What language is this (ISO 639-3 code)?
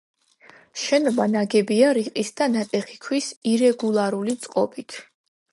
kat